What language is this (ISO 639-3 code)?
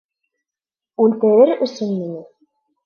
bak